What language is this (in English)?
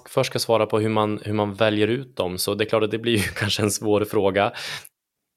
Swedish